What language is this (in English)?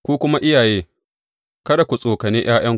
Hausa